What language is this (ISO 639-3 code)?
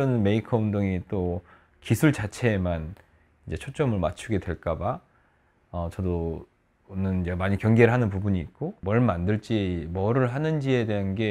kor